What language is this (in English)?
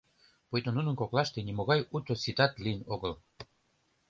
Mari